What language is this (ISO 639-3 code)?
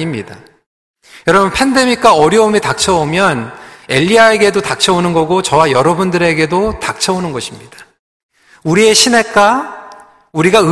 kor